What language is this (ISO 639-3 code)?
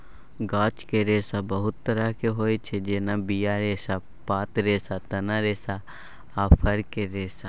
mai